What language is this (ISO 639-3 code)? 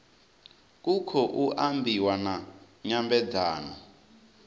ven